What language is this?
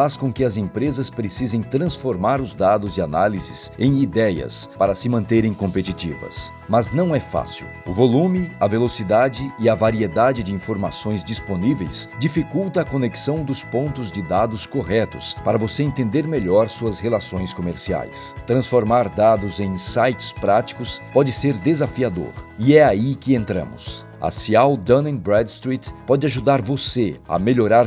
Portuguese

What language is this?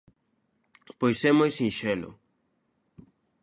Galician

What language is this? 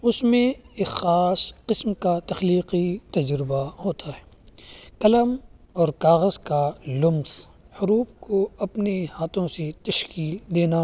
Urdu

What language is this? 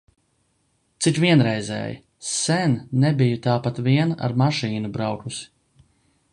Latvian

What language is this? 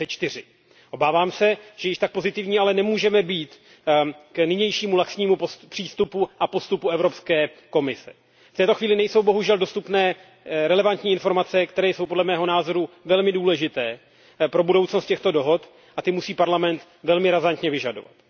Czech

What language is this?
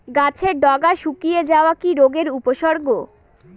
Bangla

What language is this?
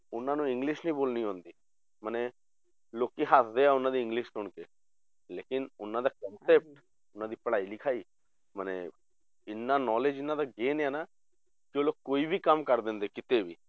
Punjabi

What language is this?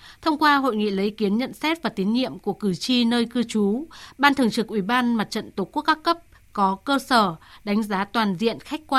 Vietnamese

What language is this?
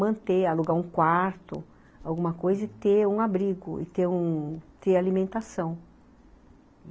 Portuguese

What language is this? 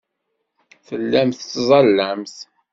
Kabyle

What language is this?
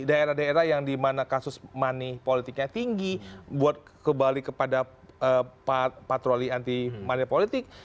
Indonesian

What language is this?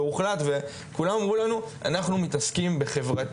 Hebrew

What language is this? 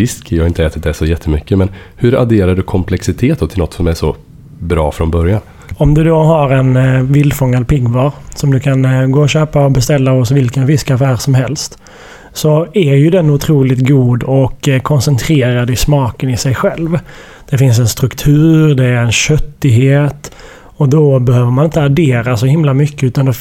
Swedish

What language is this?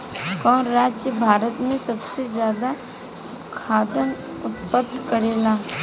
Bhojpuri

